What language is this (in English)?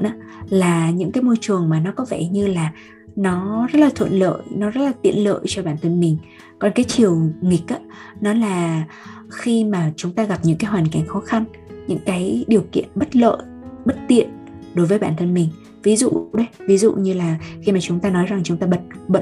Vietnamese